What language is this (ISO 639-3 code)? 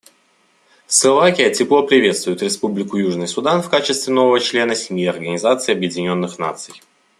rus